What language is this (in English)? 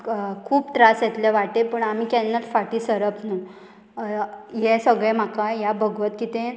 Konkani